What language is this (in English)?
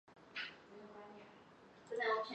Chinese